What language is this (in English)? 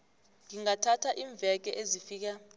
South Ndebele